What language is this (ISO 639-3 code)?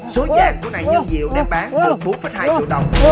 vie